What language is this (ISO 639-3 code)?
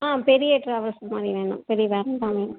tam